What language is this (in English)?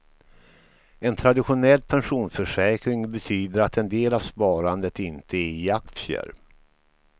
Swedish